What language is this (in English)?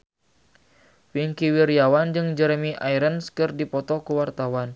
Sundanese